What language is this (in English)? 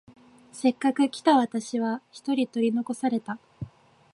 Japanese